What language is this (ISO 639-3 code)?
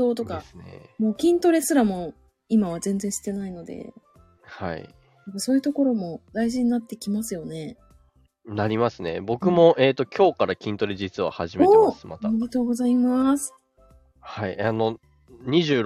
jpn